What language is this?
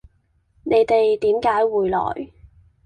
Cantonese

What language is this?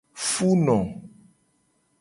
Gen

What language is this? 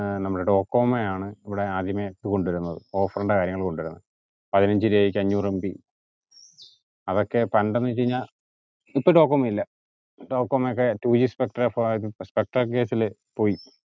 Malayalam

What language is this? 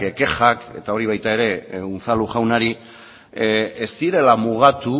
Basque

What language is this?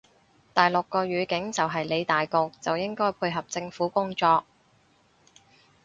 Cantonese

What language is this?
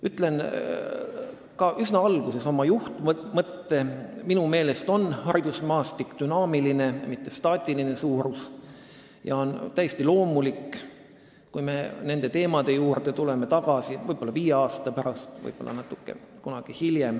Estonian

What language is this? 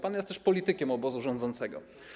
Polish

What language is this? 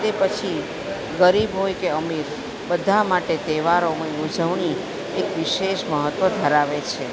Gujarati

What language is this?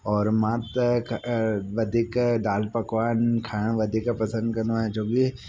Sindhi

